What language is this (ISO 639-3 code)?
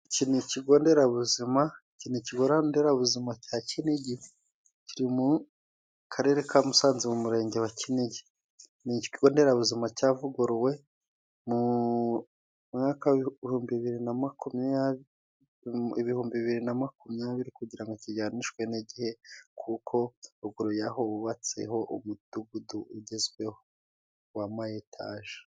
kin